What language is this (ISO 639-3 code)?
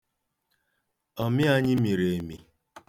ibo